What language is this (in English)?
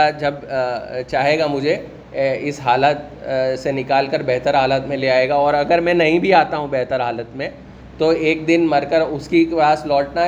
Urdu